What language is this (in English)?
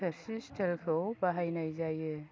Bodo